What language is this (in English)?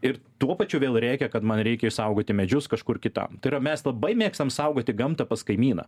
Lithuanian